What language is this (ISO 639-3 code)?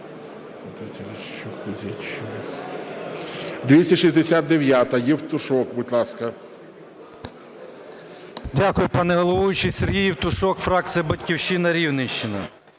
ukr